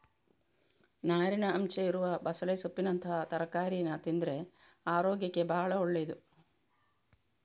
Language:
Kannada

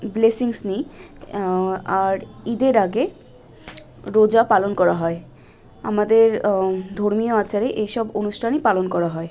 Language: Bangla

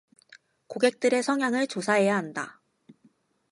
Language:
Korean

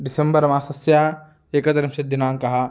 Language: Sanskrit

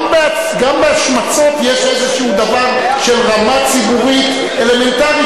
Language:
Hebrew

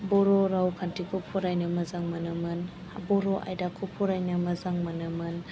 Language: Bodo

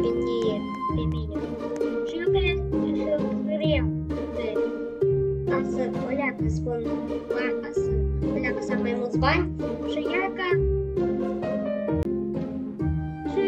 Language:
Russian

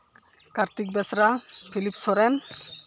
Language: Santali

